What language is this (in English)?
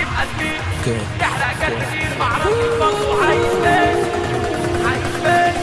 Dutch